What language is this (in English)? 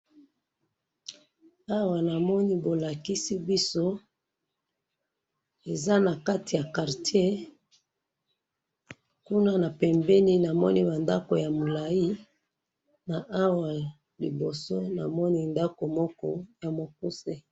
Lingala